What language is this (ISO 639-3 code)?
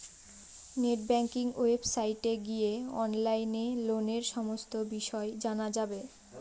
ben